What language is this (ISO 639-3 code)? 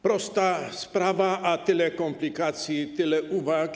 pol